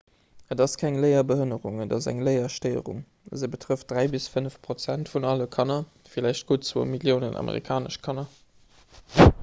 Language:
Luxembourgish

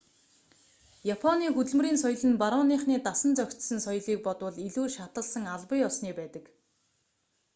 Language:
Mongolian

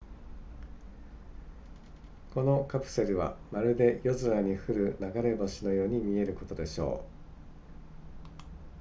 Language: Japanese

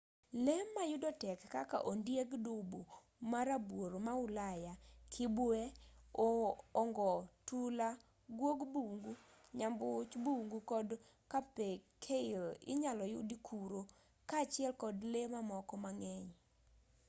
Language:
Luo (Kenya and Tanzania)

